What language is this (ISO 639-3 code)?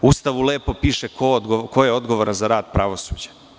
srp